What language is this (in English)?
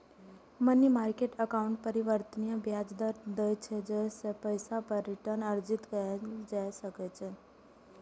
Maithili